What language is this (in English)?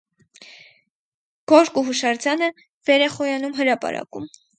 Armenian